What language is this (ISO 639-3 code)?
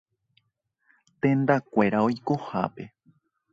grn